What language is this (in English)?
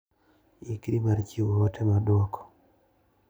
Luo (Kenya and Tanzania)